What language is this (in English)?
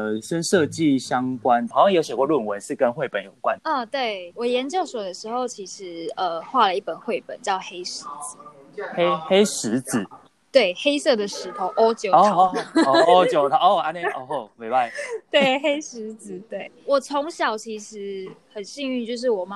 Chinese